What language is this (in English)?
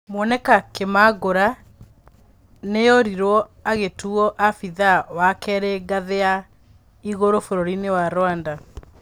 Kikuyu